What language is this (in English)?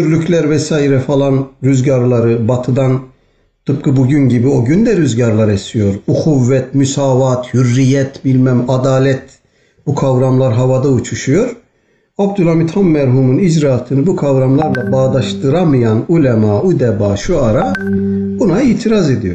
Turkish